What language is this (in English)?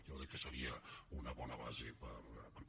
Catalan